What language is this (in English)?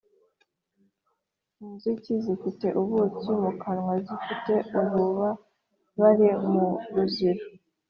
Kinyarwanda